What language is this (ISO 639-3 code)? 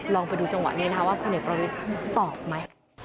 tha